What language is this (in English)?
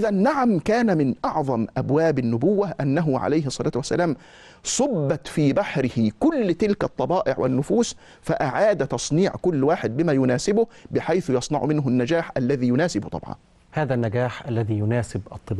Arabic